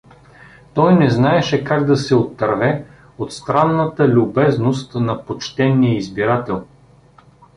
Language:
Bulgarian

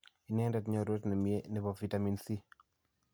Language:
Kalenjin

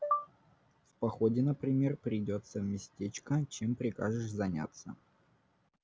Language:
Russian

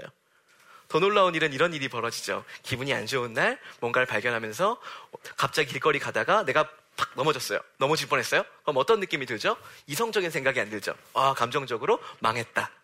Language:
Korean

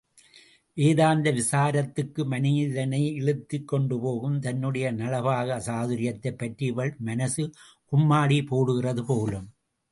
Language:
Tamil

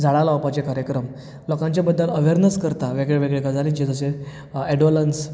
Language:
Konkani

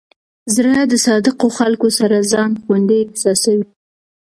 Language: Pashto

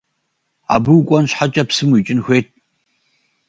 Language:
Kabardian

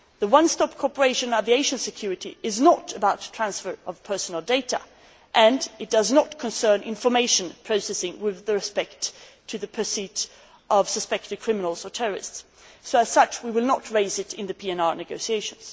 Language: English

